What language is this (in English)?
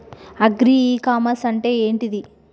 Telugu